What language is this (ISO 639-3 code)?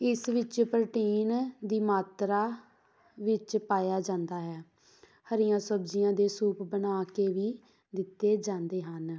pan